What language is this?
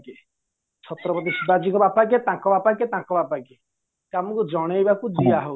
Odia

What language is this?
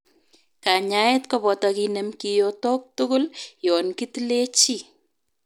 Kalenjin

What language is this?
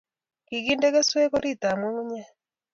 Kalenjin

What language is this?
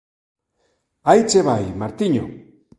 Galician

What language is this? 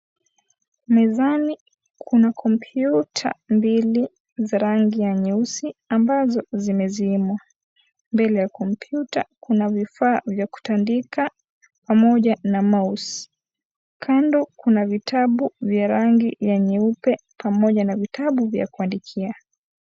Swahili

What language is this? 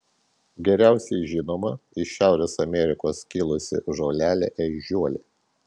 Lithuanian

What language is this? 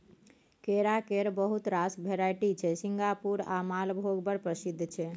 Maithili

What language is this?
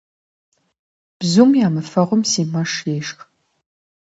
Kabardian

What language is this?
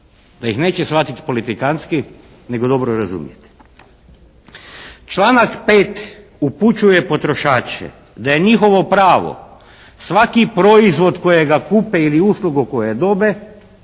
Croatian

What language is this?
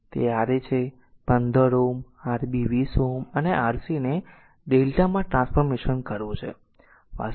Gujarati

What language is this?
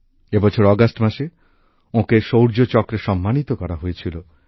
Bangla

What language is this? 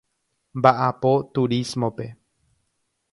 Guarani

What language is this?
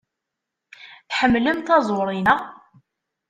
Kabyle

